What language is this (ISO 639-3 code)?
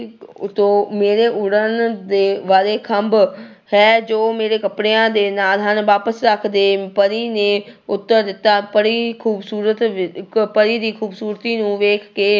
pan